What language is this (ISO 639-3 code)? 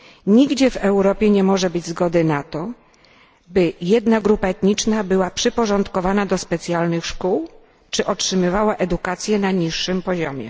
pol